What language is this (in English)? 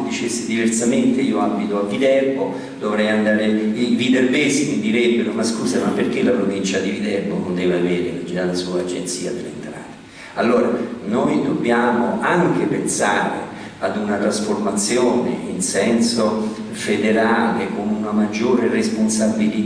Italian